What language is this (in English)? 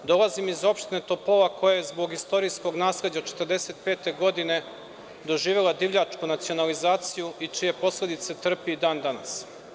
Serbian